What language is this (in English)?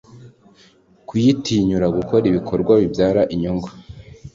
Kinyarwanda